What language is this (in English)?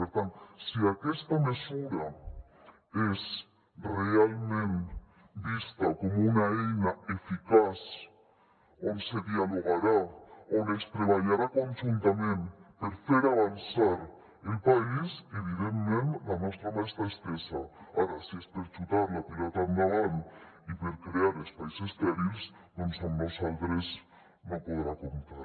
Catalan